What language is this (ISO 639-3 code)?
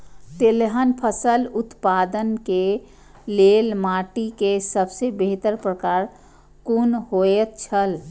mai